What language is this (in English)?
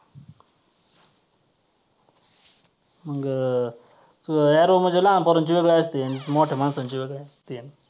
Marathi